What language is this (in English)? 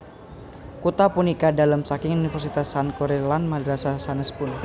Javanese